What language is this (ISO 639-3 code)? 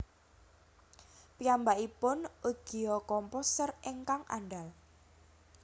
jav